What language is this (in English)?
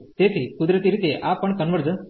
Gujarati